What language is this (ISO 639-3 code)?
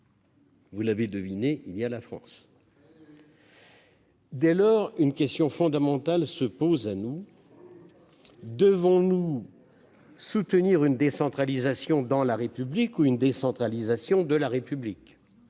fra